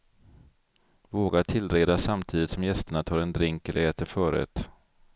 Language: Swedish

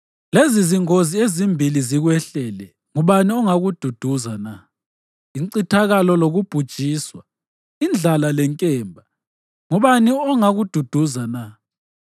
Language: North Ndebele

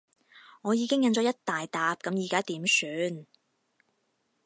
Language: Cantonese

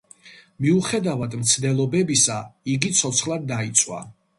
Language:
Georgian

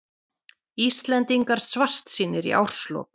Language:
Icelandic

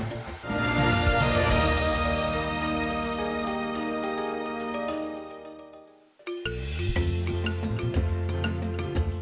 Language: Indonesian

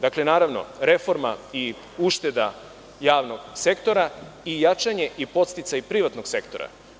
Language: Serbian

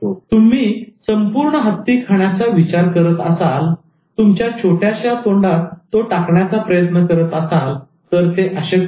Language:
Marathi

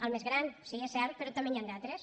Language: Catalan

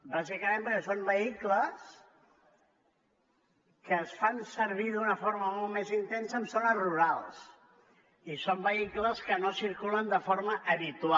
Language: Catalan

